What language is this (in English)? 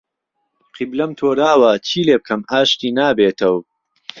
Central Kurdish